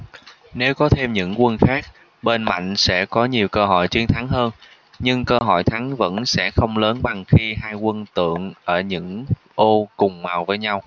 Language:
Vietnamese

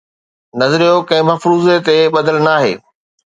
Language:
Sindhi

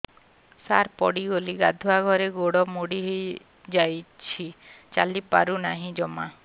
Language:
Odia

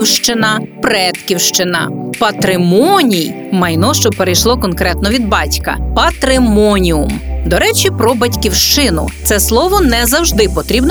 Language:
Ukrainian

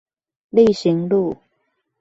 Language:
Chinese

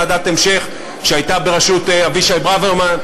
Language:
Hebrew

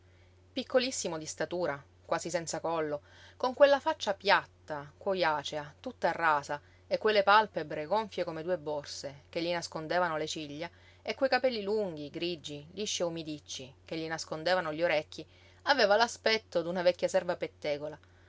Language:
Italian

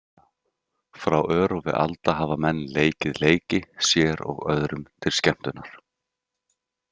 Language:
Icelandic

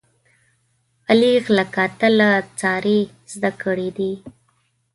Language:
Pashto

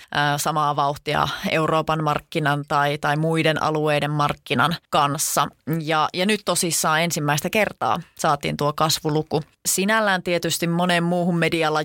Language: Finnish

